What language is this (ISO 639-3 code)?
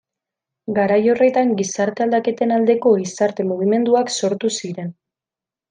eus